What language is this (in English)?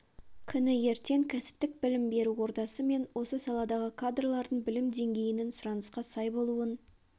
Kazakh